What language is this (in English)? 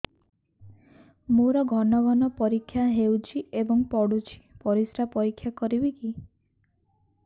Odia